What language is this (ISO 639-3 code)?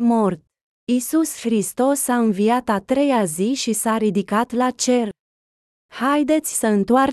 ron